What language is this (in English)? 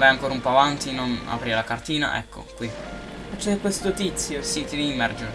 Italian